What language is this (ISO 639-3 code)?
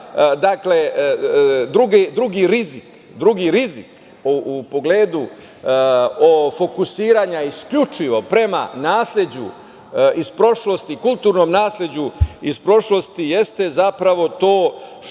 srp